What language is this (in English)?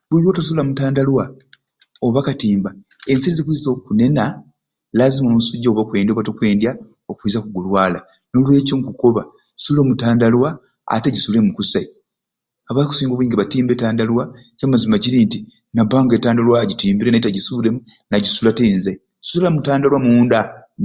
Ruuli